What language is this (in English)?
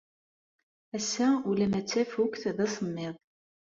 Kabyle